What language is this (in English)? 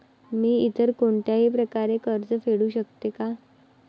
Marathi